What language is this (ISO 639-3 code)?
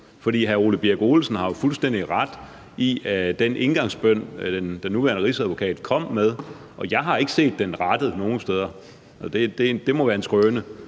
dan